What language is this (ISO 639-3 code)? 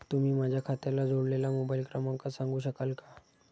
mar